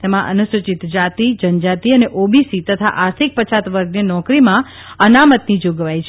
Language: Gujarati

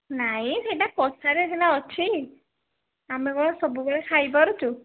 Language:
Odia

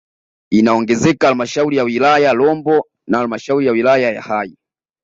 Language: Swahili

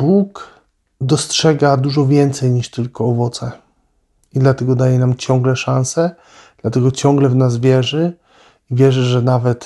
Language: Polish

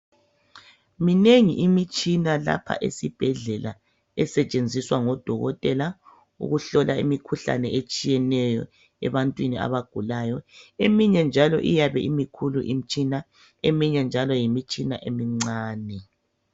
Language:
North Ndebele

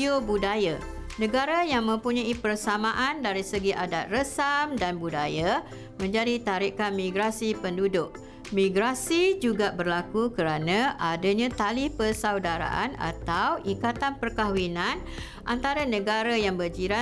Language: Malay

